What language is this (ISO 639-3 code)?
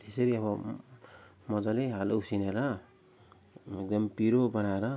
nep